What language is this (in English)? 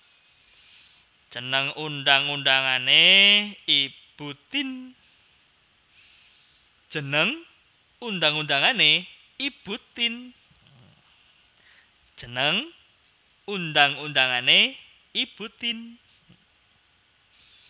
Javanese